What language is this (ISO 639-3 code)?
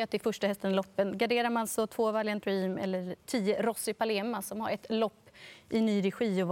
swe